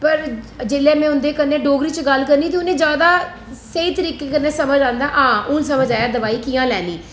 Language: Dogri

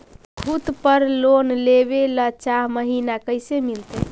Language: Magahi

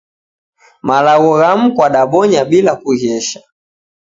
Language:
Taita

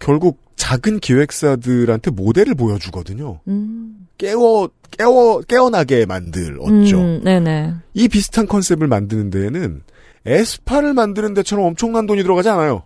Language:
Korean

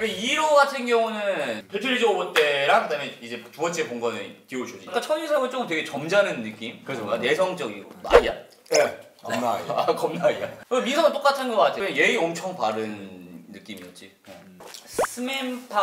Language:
Korean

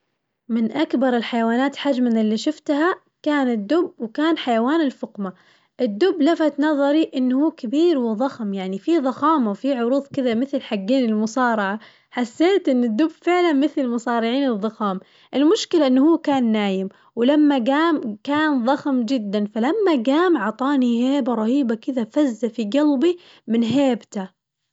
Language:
Najdi Arabic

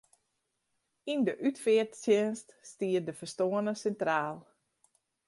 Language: Western Frisian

